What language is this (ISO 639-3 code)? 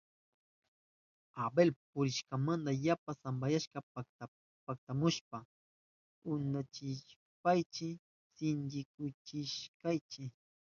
qup